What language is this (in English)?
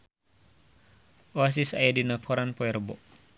Sundanese